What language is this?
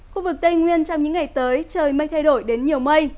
Vietnamese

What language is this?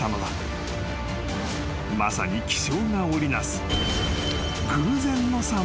Japanese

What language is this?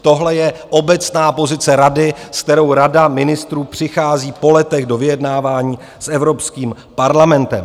Czech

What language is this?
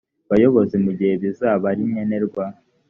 Kinyarwanda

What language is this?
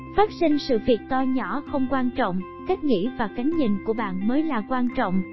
Vietnamese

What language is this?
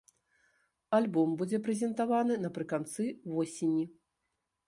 Belarusian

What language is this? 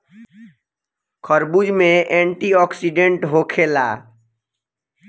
Bhojpuri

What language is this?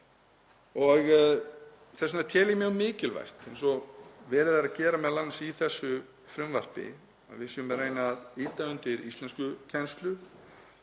Icelandic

